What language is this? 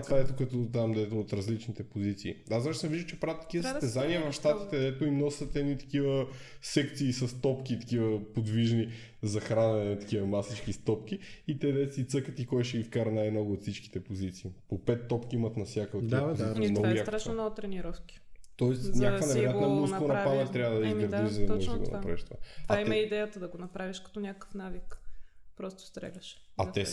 Bulgarian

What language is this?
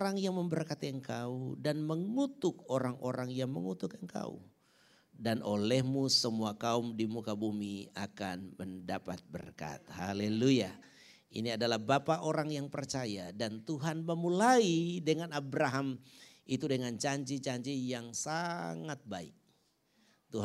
Indonesian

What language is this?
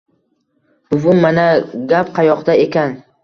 Uzbek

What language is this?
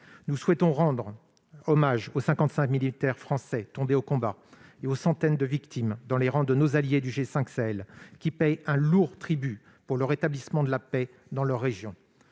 French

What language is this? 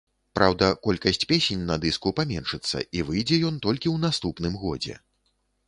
Belarusian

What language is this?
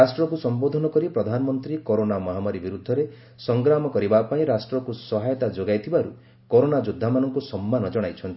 Odia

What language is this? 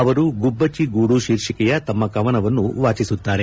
Kannada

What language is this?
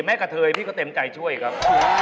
Thai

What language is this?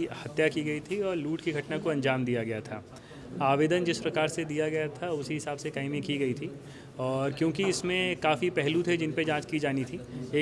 Hindi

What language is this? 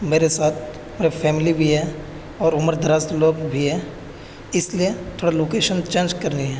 Urdu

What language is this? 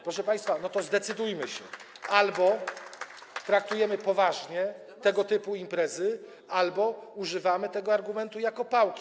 Polish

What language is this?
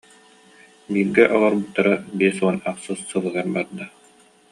Yakut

